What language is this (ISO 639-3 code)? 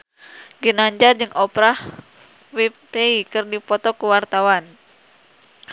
sun